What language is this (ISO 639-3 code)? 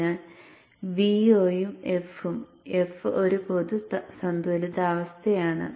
mal